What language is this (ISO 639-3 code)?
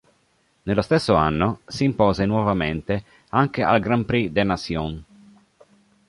ita